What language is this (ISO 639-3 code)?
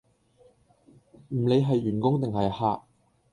yue